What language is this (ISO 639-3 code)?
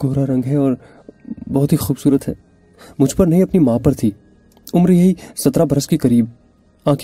urd